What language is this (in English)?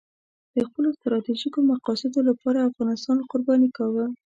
Pashto